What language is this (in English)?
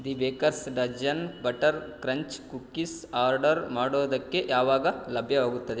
Kannada